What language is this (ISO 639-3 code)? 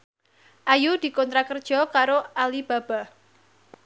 jav